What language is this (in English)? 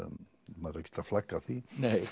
Icelandic